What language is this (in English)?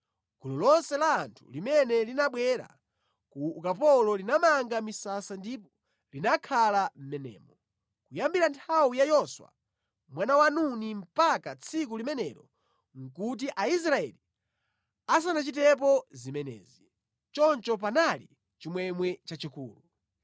Nyanja